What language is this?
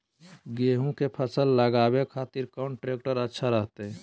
Magahi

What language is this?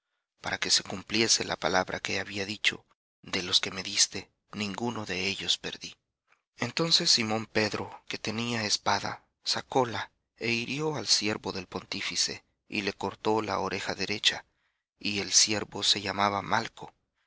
Spanish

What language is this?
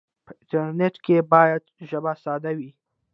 Pashto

